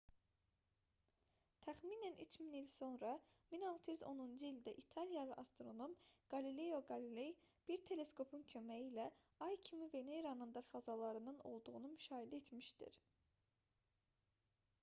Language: Azerbaijani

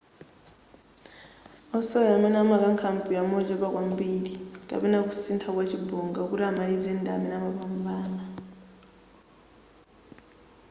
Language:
Nyanja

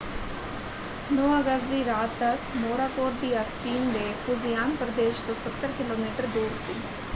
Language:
Punjabi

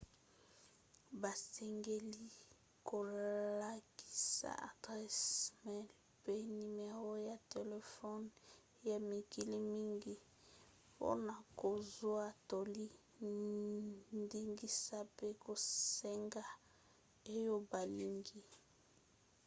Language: Lingala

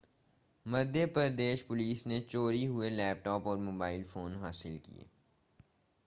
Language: Hindi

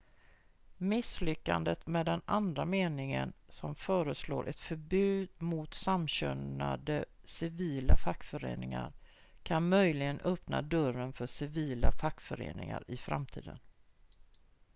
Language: Swedish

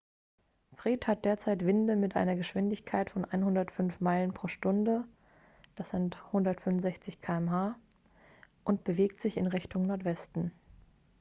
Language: German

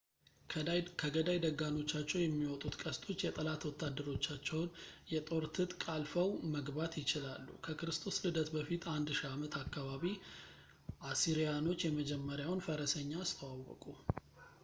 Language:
Amharic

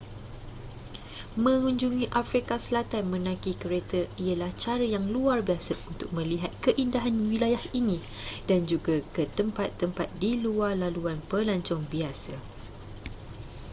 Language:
Malay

